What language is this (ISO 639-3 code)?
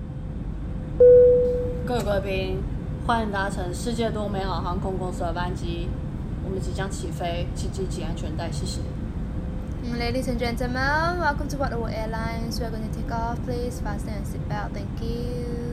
zho